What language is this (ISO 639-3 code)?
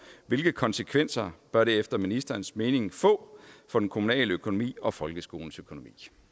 dan